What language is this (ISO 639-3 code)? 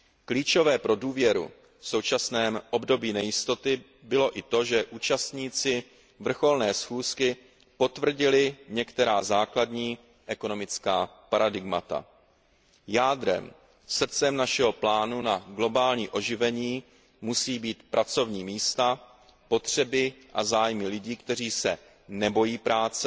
ces